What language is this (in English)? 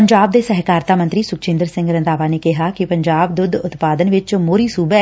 Punjabi